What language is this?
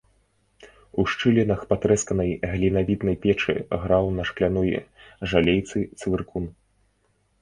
Belarusian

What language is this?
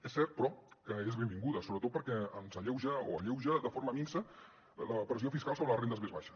Catalan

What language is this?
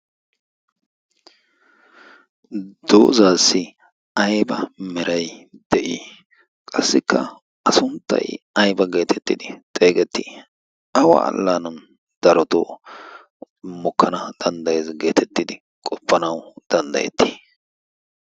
Wolaytta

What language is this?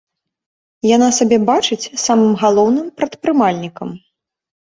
Belarusian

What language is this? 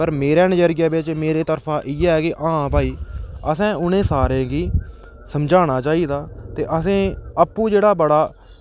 Dogri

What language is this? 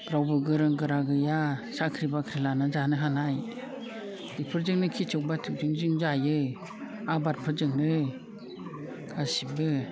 Bodo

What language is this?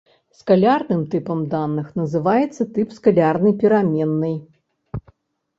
Belarusian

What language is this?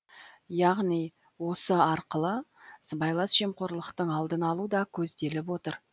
Kazakh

